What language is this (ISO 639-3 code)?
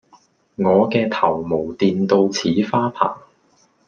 yue